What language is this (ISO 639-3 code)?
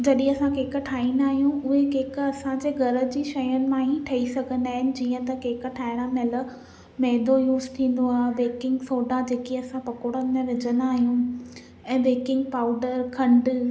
snd